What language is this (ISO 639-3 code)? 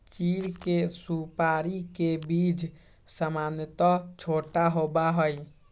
mag